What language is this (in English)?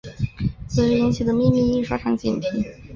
Chinese